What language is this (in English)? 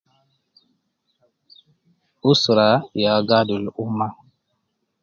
Nubi